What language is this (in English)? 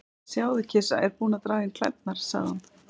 Icelandic